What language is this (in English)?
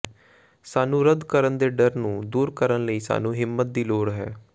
Punjabi